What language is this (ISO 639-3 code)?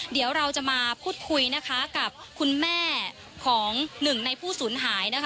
tha